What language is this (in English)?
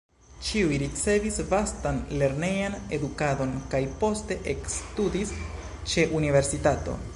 Esperanto